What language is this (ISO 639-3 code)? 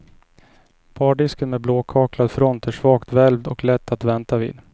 swe